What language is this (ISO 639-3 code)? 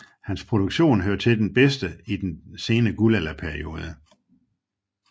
dan